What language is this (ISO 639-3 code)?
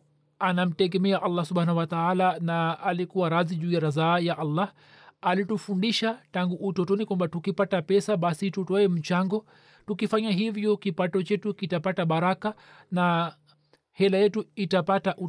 swa